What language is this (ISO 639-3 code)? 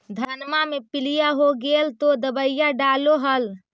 mag